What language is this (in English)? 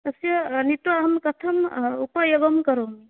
Sanskrit